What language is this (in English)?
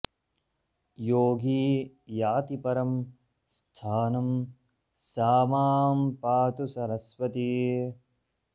Sanskrit